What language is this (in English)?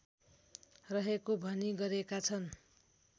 Nepali